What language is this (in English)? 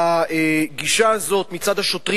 Hebrew